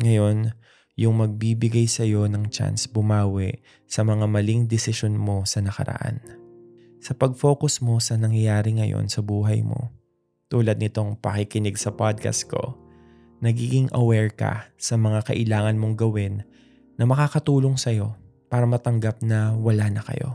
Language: Filipino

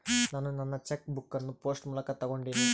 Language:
Kannada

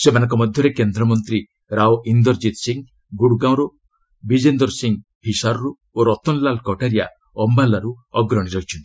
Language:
Odia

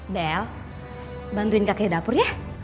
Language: Indonesian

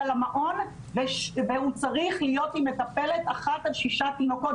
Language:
Hebrew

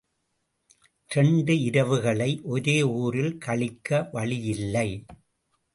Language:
Tamil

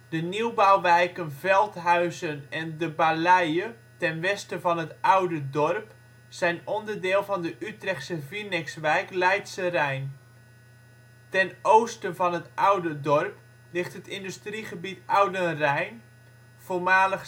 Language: Dutch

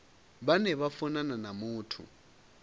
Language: Venda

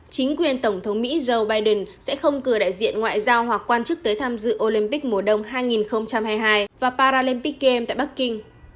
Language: Vietnamese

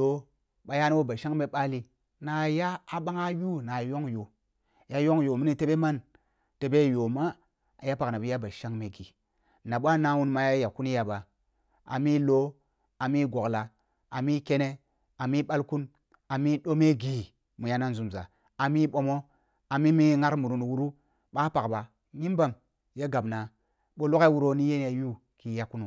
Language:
Kulung (Nigeria)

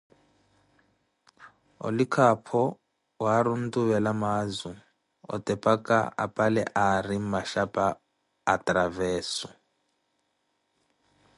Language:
Koti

